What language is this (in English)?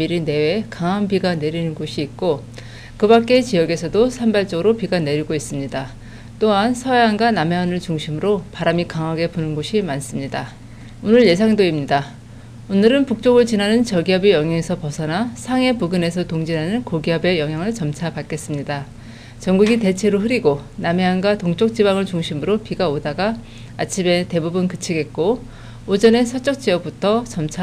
Korean